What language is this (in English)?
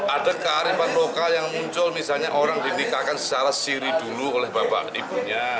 Indonesian